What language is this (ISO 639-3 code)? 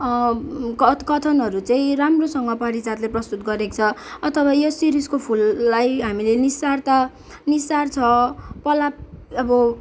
nep